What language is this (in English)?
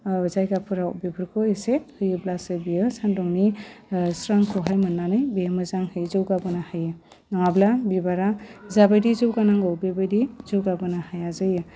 Bodo